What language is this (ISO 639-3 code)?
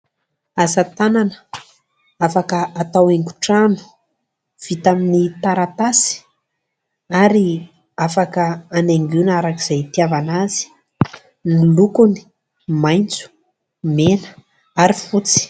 mlg